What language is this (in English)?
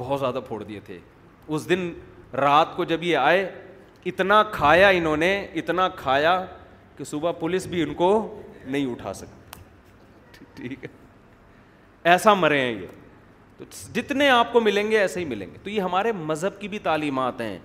Urdu